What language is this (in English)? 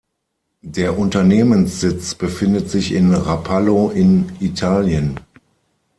German